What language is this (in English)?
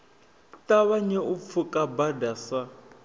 Venda